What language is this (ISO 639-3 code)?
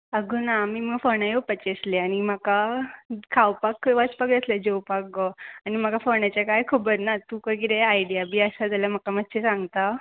kok